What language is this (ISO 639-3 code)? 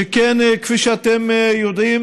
heb